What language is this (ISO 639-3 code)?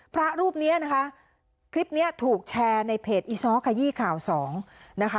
tha